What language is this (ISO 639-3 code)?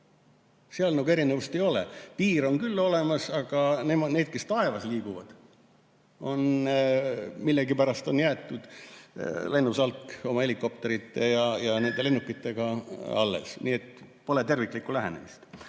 est